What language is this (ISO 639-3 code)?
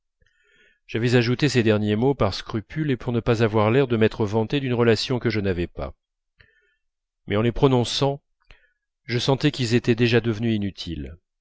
fra